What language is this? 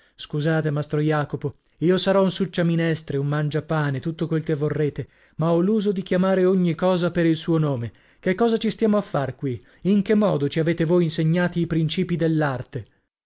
Italian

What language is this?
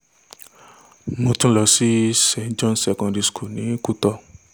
Yoruba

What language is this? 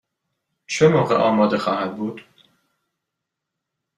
Persian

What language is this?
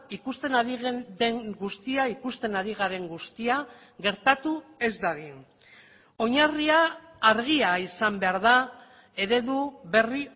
Basque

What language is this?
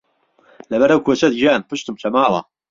Central Kurdish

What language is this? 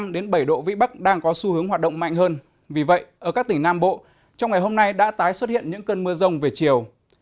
Vietnamese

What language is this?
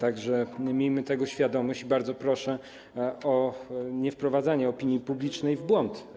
Polish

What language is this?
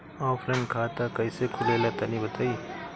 Bhojpuri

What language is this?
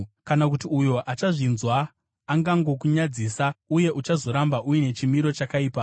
Shona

